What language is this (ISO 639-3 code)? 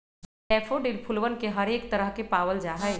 mag